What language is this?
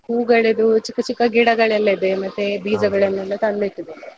Kannada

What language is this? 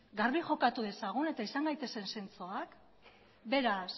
Basque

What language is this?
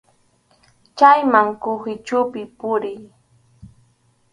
Arequipa-La Unión Quechua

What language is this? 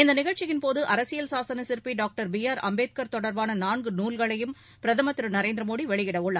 Tamil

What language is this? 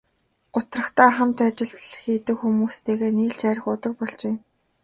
Mongolian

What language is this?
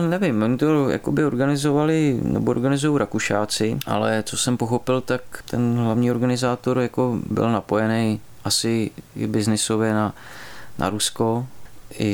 Czech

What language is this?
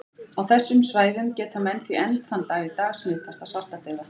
Icelandic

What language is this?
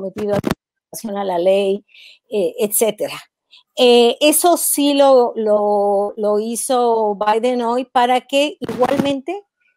Spanish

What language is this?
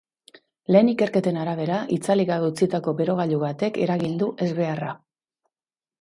Basque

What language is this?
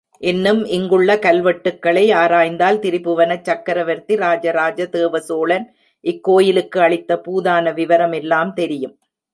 Tamil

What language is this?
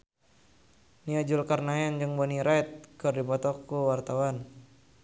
Sundanese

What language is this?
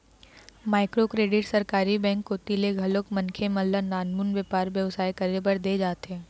Chhattisgarhi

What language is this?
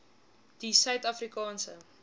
Afrikaans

